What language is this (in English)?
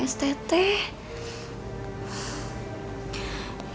Indonesian